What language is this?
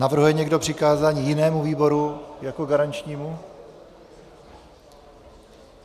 Czech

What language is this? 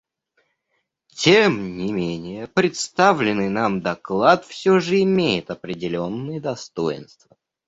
Russian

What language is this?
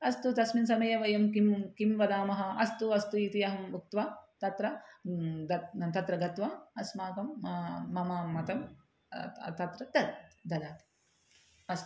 Sanskrit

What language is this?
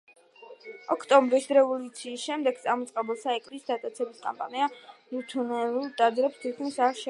Georgian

